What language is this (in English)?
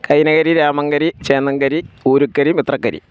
Malayalam